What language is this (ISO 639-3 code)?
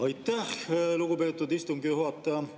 est